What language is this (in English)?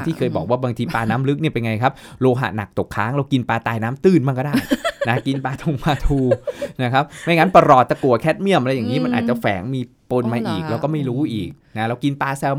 Thai